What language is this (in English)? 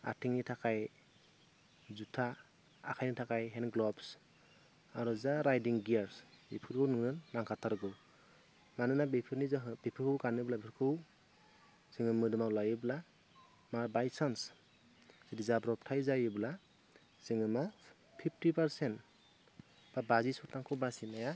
Bodo